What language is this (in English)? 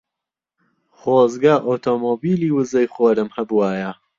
Central Kurdish